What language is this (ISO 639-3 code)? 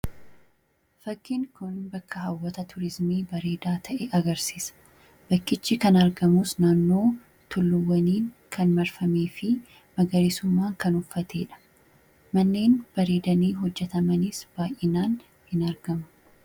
orm